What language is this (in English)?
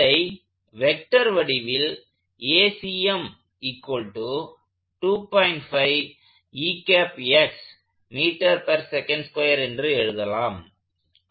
Tamil